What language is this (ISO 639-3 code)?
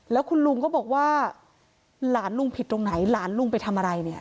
tha